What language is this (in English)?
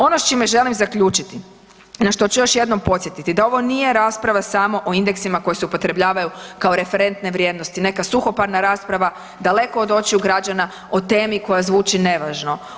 Croatian